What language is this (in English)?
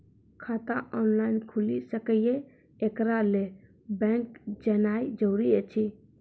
Maithili